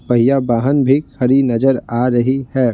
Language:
Hindi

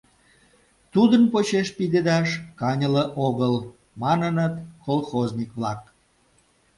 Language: Mari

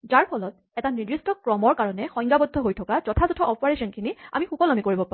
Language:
Assamese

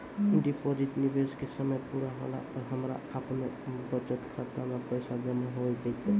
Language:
Maithili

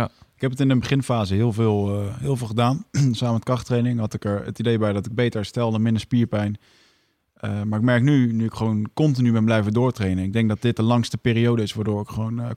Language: Dutch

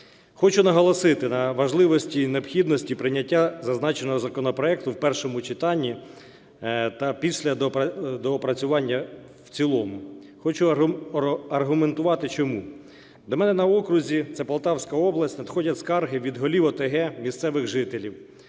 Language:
Ukrainian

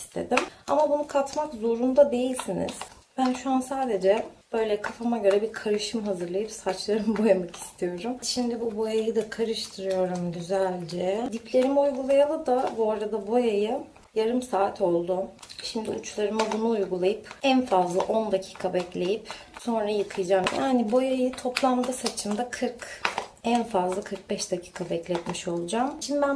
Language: Turkish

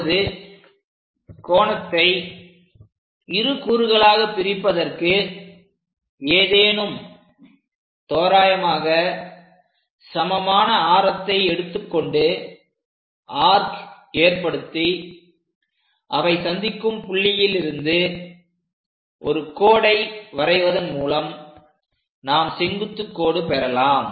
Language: Tamil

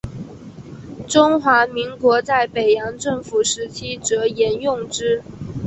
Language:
Chinese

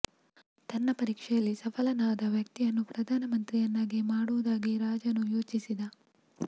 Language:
Kannada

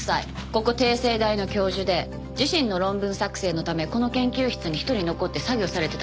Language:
Japanese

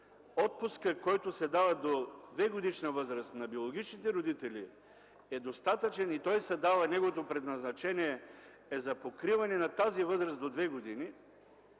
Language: Bulgarian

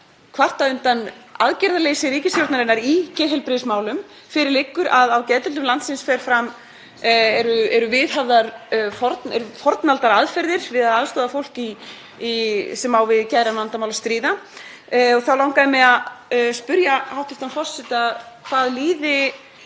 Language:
Icelandic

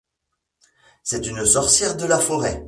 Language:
French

